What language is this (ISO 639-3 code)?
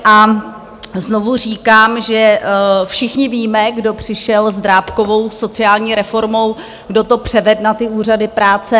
ces